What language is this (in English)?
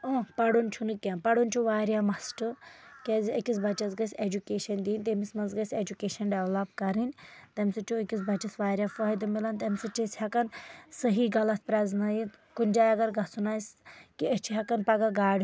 Kashmiri